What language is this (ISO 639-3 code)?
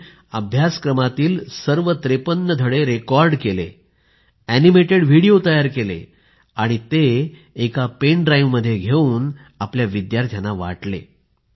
mar